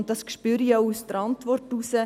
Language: Swiss German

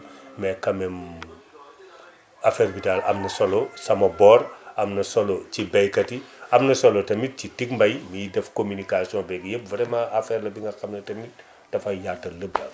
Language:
Wolof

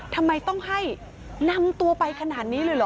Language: Thai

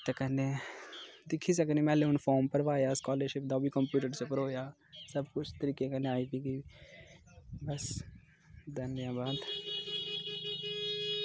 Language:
Dogri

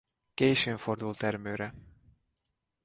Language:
Hungarian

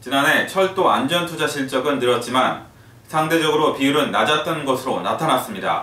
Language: Korean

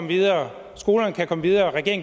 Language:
Danish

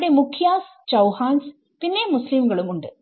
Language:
Malayalam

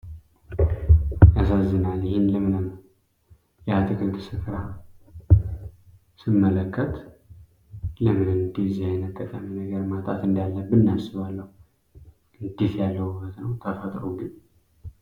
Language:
Amharic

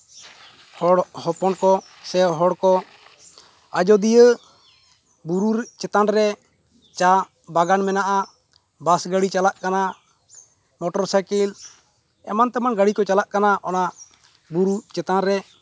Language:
Santali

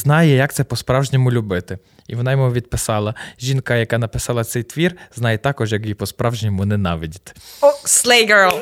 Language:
Ukrainian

